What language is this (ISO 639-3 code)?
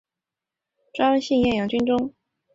zho